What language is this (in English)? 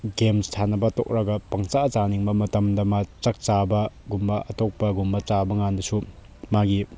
Manipuri